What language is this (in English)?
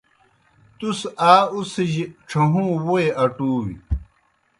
Kohistani Shina